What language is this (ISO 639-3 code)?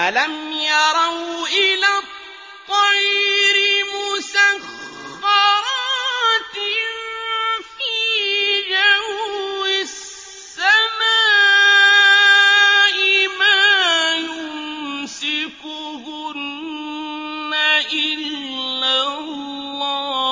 ara